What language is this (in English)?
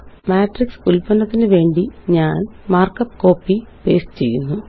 Malayalam